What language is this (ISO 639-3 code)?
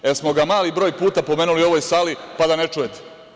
srp